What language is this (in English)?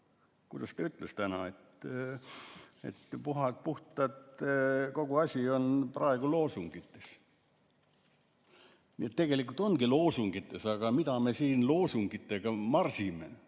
Estonian